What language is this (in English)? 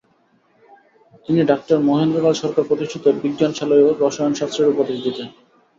Bangla